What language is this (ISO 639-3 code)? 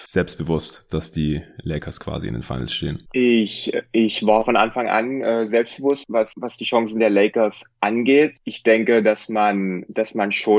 deu